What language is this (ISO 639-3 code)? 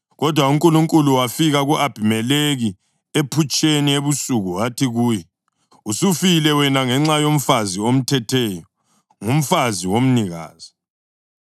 nde